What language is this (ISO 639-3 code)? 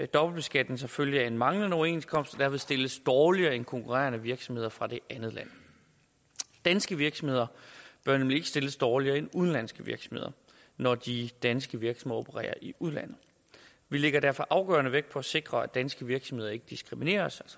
dan